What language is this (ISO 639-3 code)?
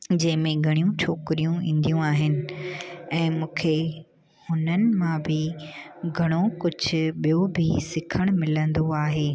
snd